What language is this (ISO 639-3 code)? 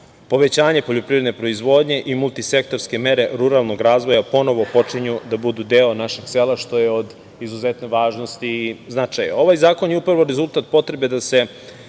srp